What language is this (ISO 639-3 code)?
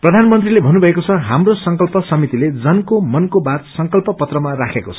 nep